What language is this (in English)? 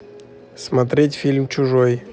Russian